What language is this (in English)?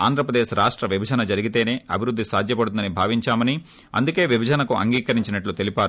Telugu